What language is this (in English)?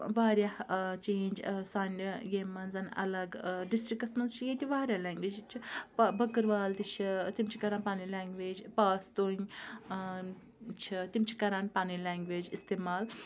Kashmiri